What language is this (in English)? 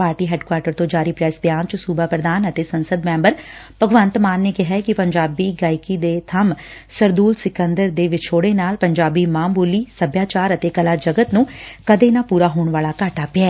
Punjabi